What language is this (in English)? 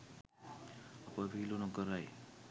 Sinhala